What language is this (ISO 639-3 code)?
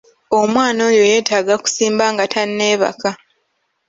lug